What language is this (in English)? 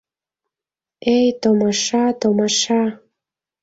Mari